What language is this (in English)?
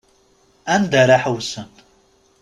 Kabyle